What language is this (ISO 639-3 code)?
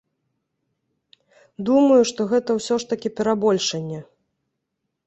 bel